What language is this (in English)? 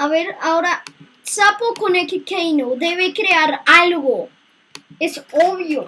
Spanish